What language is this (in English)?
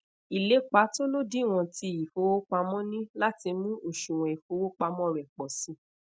Yoruba